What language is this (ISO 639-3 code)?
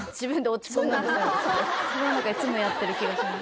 jpn